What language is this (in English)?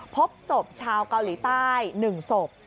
Thai